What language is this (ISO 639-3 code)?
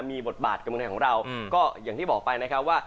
tha